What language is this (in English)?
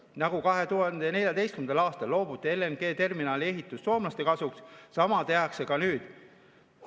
Estonian